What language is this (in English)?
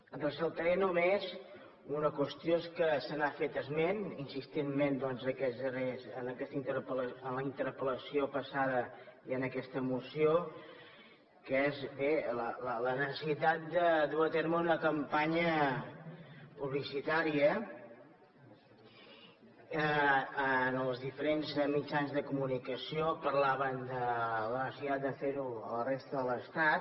Catalan